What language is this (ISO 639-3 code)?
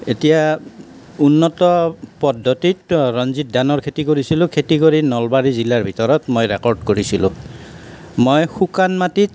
asm